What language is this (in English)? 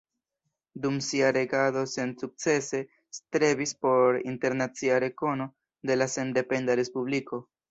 Esperanto